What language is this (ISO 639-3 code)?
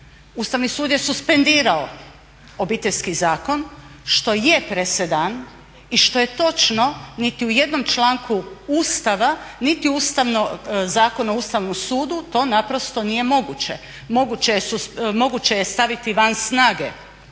hrv